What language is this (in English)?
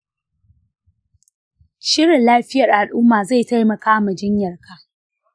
Hausa